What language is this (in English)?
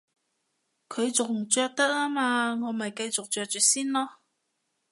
Cantonese